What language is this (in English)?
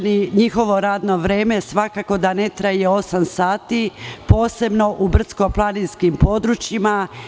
Serbian